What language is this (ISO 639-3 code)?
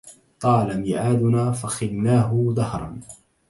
ara